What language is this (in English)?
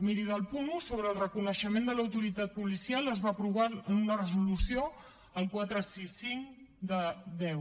Catalan